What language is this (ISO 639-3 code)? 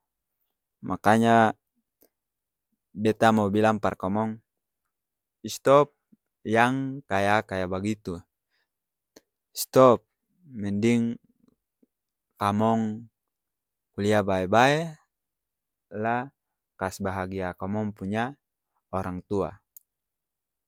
abs